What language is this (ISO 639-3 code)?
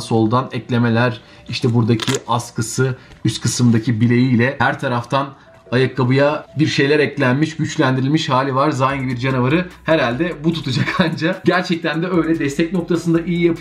tur